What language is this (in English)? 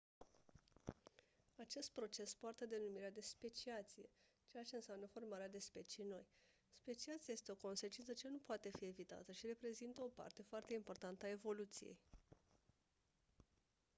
Romanian